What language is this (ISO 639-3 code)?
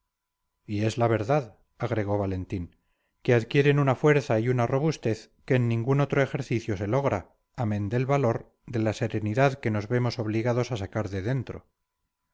spa